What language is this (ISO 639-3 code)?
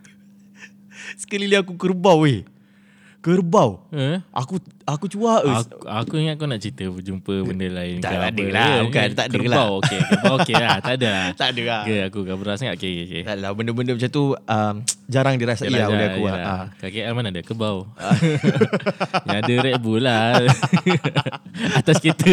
msa